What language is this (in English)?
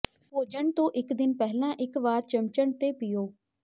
Punjabi